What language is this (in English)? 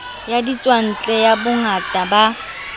Southern Sotho